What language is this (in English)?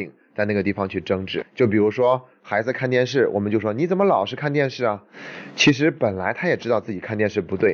Chinese